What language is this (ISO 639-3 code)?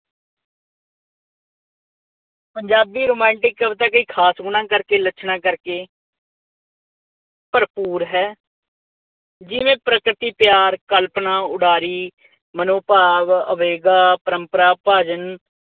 pan